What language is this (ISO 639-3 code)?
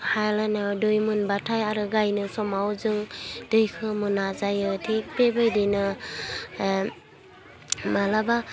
brx